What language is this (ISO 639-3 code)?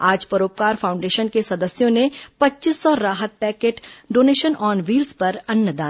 hin